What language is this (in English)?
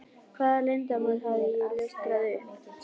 Icelandic